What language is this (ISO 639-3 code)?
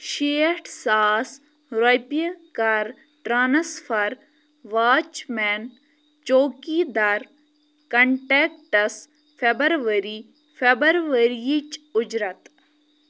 kas